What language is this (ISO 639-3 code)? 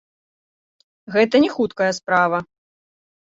bel